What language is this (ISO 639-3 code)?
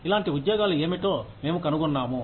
tel